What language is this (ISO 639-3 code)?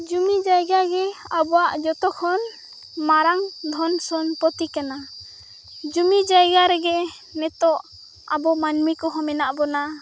sat